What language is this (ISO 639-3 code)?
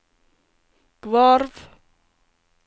nor